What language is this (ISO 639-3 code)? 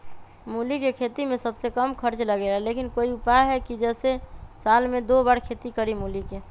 mag